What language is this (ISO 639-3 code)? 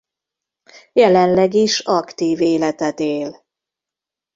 hun